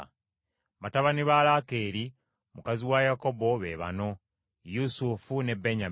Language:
Ganda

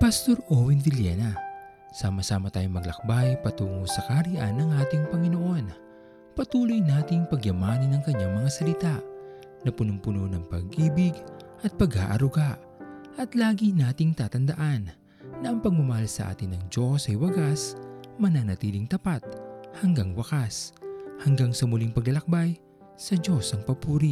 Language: Filipino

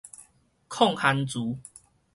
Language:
Min Nan Chinese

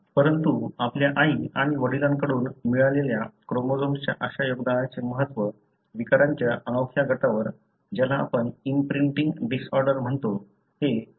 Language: Marathi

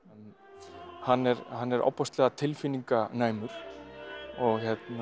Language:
Icelandic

